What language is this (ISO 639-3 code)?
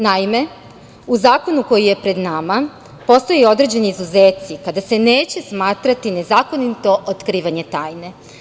srp